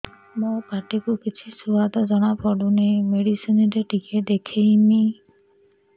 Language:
Odia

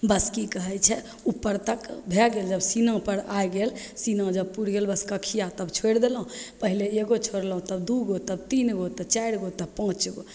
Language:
Maithili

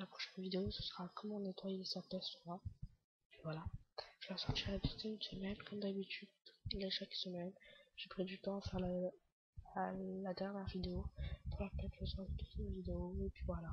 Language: French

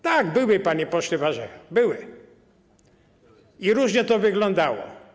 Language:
Polish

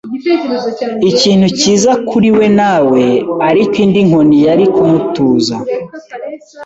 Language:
Kinyarwanda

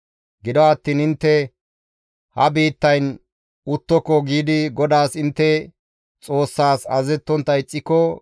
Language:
Gamo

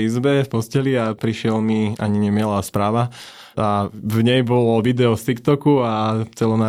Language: Slovak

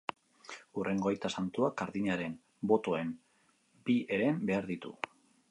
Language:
Basque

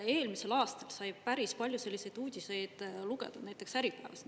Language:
Estonian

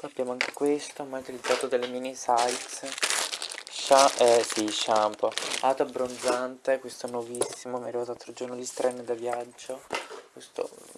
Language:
Italian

